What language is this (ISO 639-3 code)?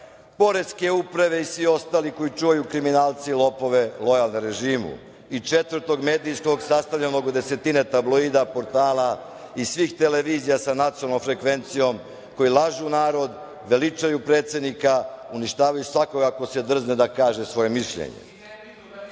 srp